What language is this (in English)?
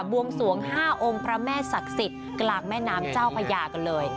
Thai